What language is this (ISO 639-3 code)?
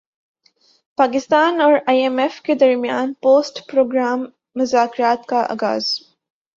urd